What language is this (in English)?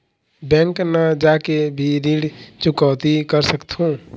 Chhattisgarhi